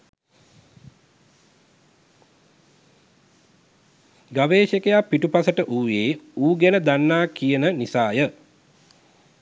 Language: Sinhala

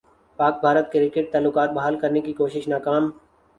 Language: Urdu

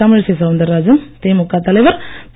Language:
Tamil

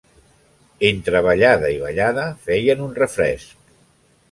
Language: Catalan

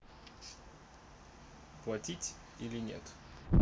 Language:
Russian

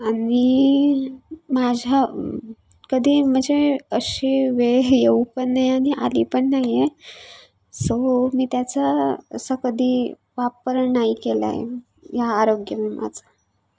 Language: Marathi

